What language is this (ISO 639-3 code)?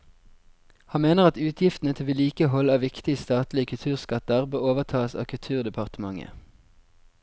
nor